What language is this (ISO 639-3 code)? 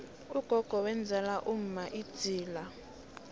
nbl